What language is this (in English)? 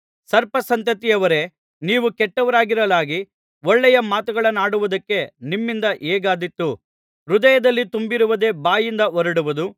Kannada